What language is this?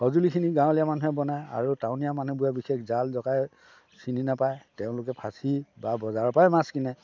Assamese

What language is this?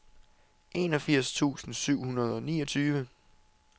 Danish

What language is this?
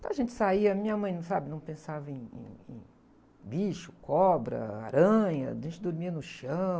Portuguese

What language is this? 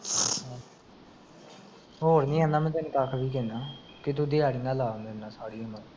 Punjabi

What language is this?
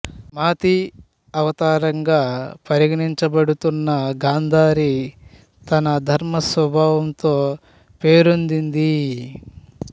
Telugu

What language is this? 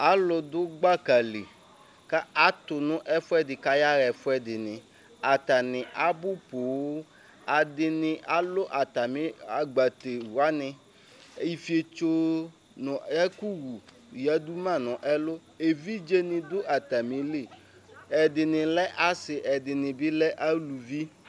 Ikposo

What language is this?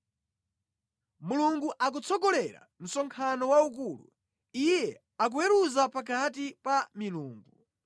Nyanja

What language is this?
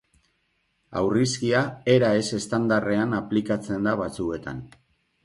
Basque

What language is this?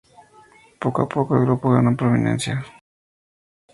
Spanish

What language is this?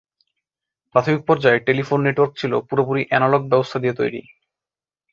Bangla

